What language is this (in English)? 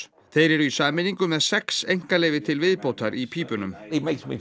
Icelandic